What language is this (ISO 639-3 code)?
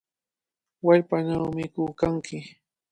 qvl